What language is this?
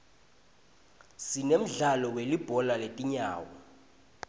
Swati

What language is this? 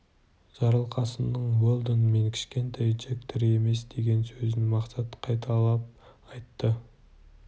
Kazakh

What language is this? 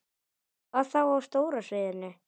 Icelandic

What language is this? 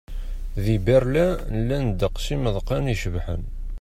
Kabyle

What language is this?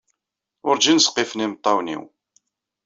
Kabyle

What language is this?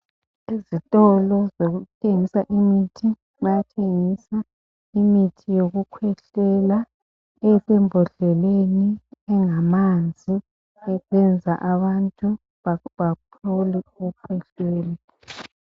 North Ndebele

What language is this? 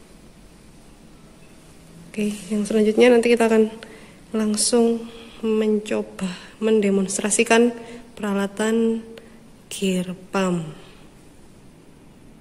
Indonesian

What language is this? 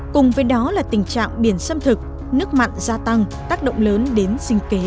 Vietnamese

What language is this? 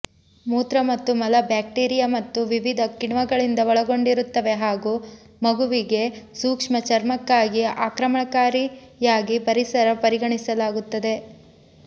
Kannada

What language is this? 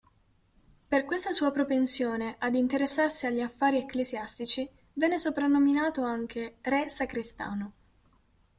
Italian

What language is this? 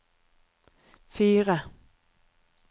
Norwegian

